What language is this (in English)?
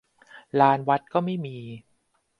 Thai